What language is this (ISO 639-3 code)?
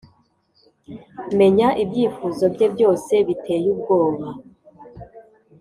kin